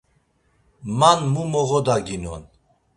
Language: Laz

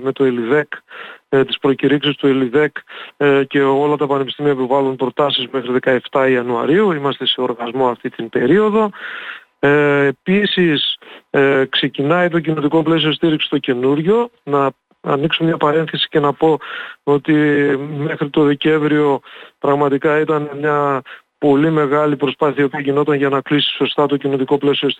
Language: Greek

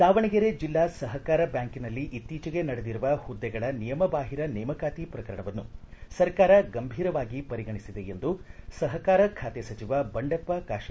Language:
Kannada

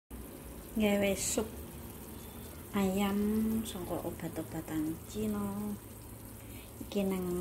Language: Indonesian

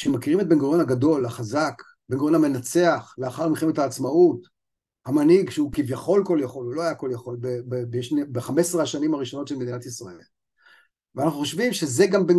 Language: Hebrew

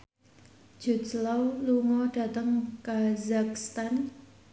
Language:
Javanese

